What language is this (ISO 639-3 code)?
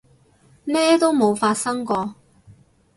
yue